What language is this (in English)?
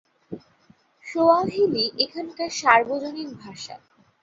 Bangla